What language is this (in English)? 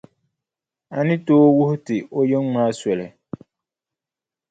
Dagbani